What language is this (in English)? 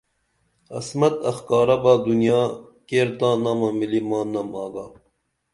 Dameli